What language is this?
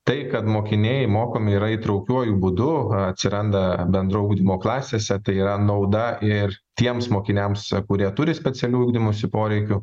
Lithuanian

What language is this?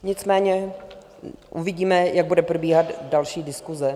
Czech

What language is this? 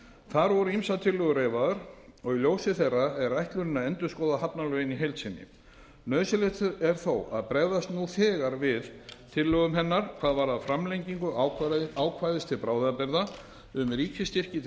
Icelandic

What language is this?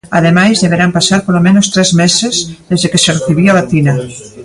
Galician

